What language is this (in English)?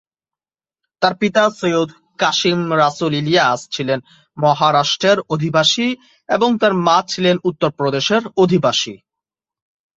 Bangla